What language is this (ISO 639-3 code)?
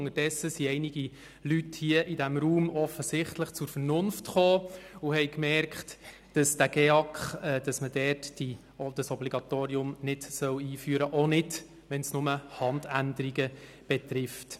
gsw